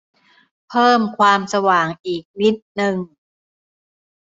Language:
Thai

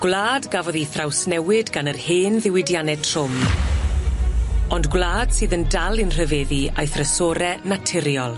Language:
Welsh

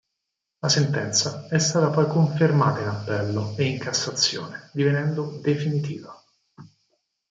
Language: Italian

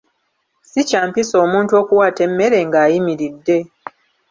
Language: Ganda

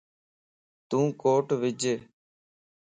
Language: Lasi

